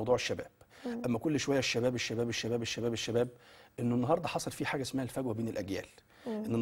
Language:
Arabic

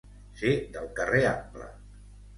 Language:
Catalan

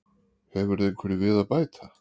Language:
Icelandic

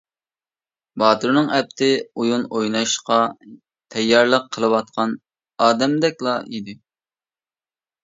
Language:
Uyghur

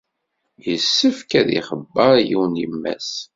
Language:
Kabyle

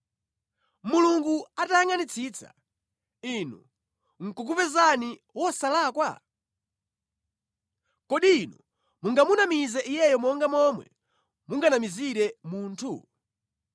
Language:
Nyanja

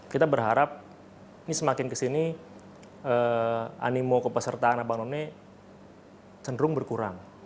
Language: Indonesian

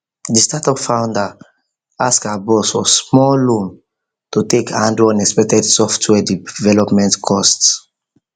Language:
Nigerian Pidgin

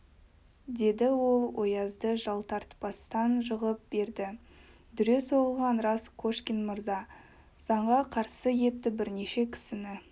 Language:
Kazakh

